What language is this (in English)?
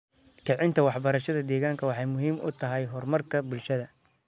Somali